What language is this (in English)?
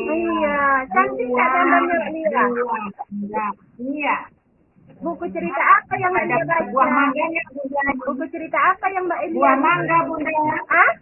Indonesian